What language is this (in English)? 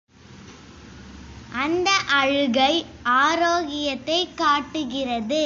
Tamil